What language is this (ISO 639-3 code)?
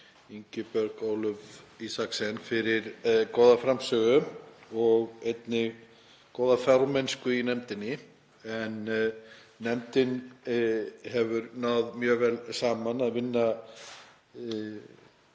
isl